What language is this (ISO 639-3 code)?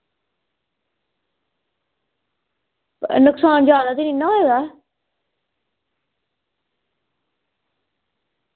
doi